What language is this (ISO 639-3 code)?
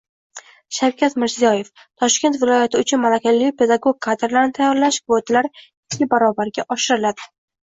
uzb